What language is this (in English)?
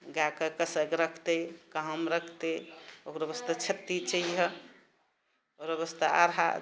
Maithili